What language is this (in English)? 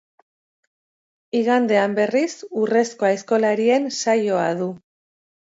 Basque